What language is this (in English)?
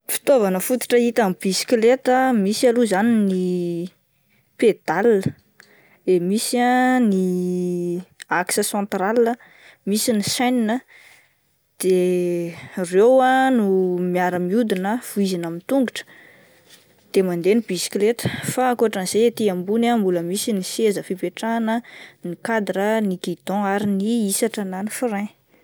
Malagasy